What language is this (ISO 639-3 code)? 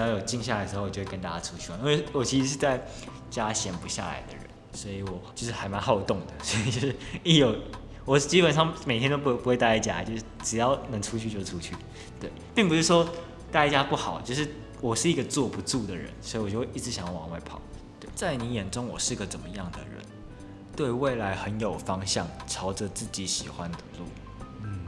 zho